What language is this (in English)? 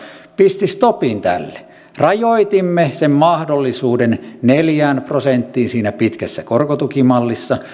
Finnish